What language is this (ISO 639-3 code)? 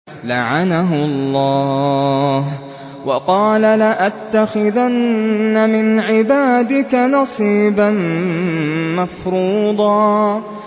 ara